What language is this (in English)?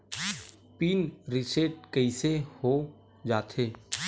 Chhattisgarhi